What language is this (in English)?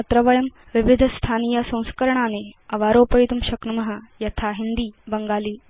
Sanskrit